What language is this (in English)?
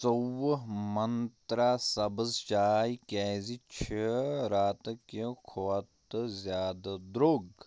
Kashmiri